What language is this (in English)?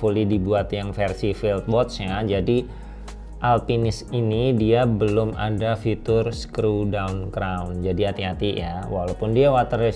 Indonesian